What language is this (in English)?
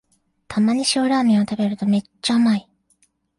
Japanese